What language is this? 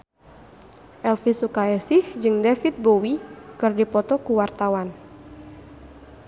Sundanese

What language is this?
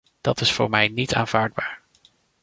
Dutch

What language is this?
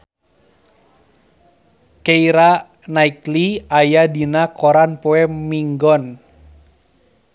Sundanese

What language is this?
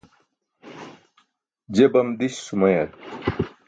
Burushaski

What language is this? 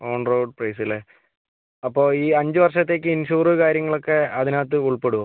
Malayalam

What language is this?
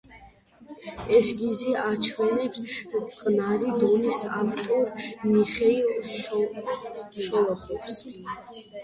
Georgian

